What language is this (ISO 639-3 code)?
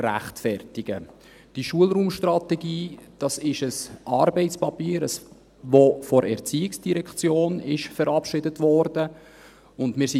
gsw